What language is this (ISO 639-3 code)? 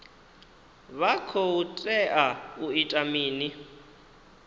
ven